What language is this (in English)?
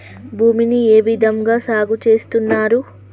Telugu